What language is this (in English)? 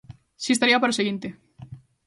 Galician